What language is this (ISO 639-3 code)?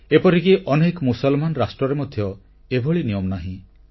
ori